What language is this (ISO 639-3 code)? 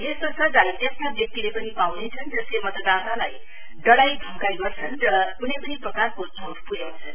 nep